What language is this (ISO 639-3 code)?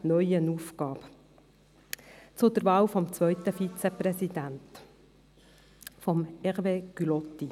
gsw